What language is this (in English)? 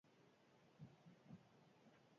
Basque